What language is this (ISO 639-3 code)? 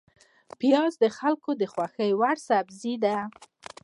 pus